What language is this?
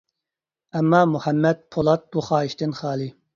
Uyghur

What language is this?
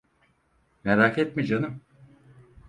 Turkish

